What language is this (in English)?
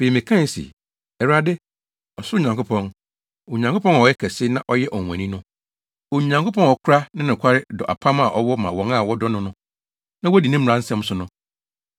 Akan